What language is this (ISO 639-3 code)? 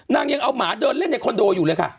tha